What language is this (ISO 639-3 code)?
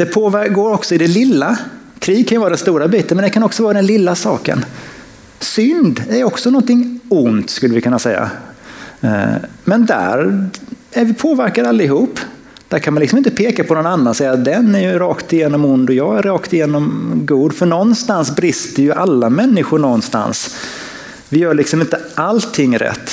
swe